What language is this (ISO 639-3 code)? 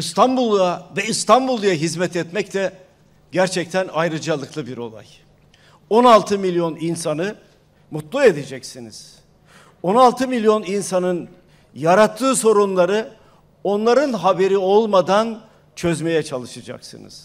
tur